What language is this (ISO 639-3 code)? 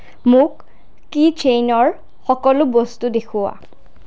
asm